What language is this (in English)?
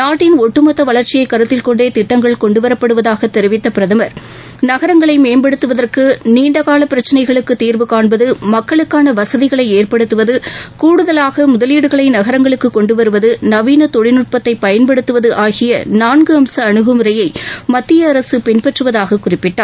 Tamil